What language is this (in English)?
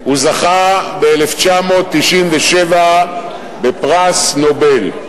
Hebrew